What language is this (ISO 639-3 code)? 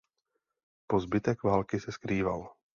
ces